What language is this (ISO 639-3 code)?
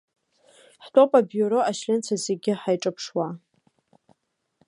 abk